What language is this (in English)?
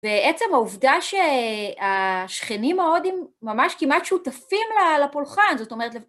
Hebrew